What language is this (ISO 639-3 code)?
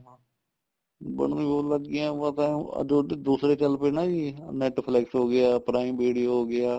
pan